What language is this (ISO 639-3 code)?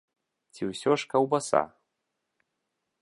bel